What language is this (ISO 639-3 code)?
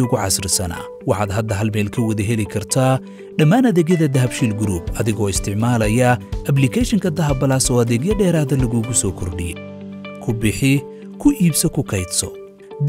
ara